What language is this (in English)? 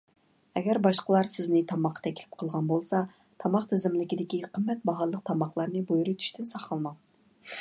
Uyghur